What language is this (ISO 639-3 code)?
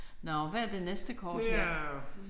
dan